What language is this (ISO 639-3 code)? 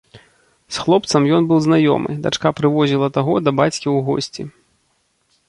bel